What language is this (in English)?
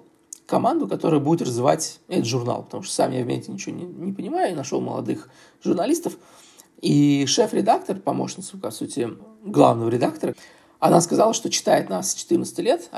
Russian